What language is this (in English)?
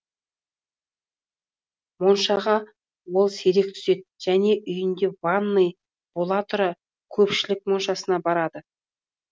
Kazakh